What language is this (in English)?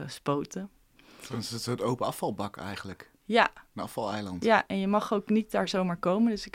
Dutch